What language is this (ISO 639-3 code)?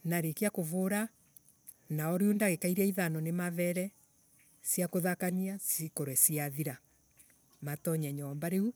ebu